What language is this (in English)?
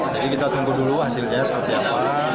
Indonesian